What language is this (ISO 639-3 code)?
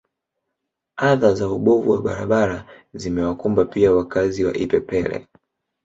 swa